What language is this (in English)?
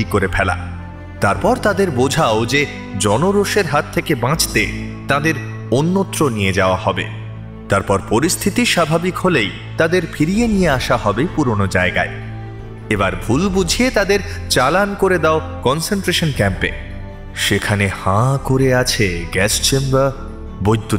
Bangla